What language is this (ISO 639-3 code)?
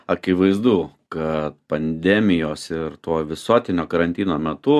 lit